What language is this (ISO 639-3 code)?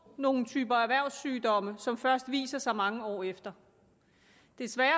dan